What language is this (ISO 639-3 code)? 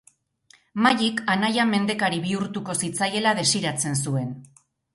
eus